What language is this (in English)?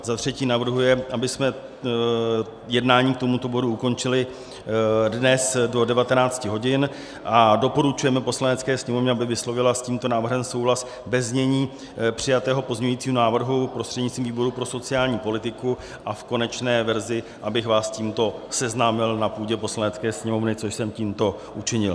Czech